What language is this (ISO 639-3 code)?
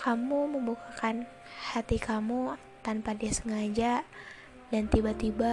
ind